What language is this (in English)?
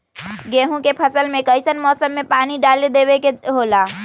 Magahi